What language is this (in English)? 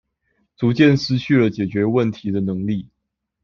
Chinese